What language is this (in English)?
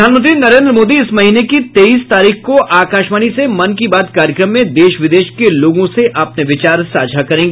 Hindi